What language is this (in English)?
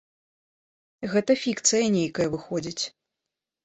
Belarusian